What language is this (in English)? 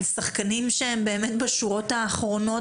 Hebrew